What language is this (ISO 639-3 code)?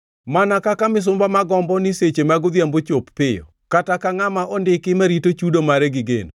luo